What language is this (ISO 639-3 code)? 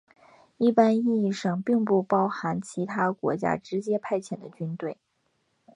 zho